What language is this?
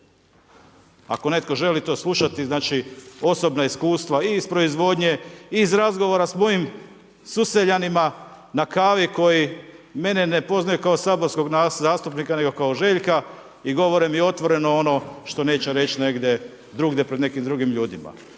Croatian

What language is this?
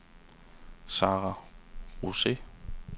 Danish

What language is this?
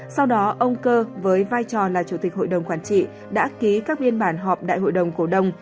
Vietnamese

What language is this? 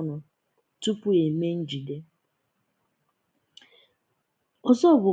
Igbo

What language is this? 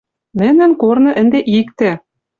Western Mari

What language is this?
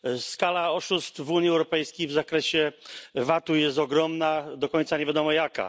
Polish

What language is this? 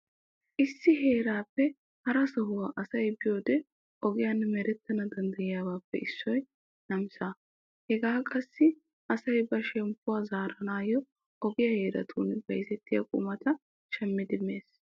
Wolaytta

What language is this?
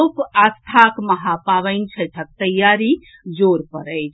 Maithili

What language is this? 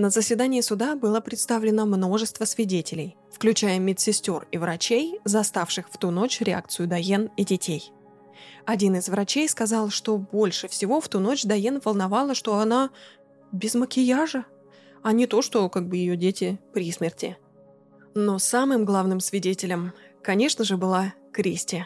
Russian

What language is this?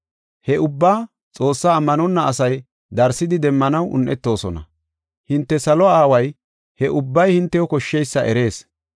Gofa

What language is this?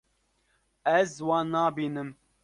Kurdish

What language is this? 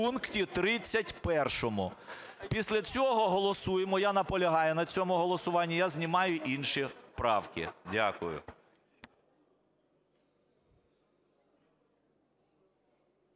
Ukrainian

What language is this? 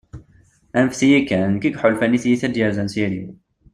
Kabyle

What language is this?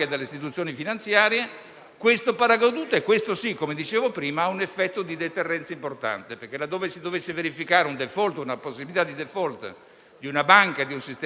Italian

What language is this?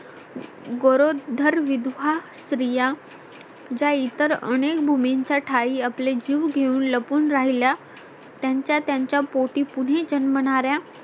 Marathi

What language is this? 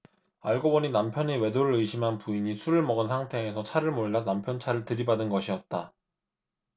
Korean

